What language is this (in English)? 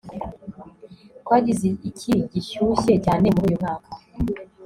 Kinyarwanda